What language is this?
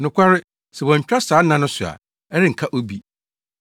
Akan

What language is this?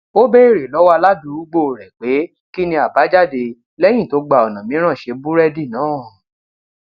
Yoruba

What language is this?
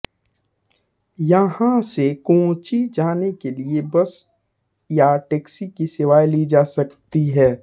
Hindi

